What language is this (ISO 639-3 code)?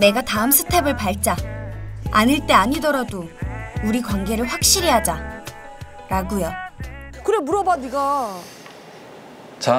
kor